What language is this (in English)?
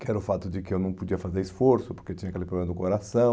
Portuguese